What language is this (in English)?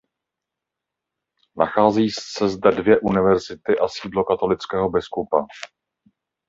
Czech